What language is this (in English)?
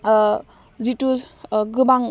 Bodo